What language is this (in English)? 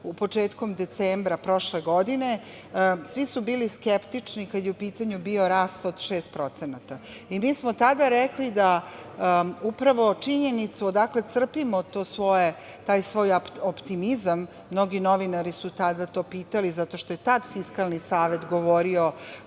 Serbian